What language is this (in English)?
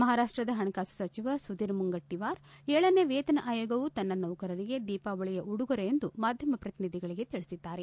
Kannada